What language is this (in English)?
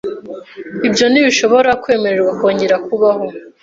Kinyarwanda